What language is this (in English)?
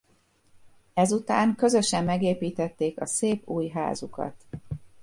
Hungarian